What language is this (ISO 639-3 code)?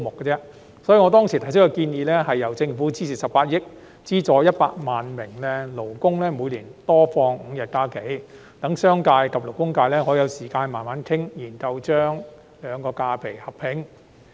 yue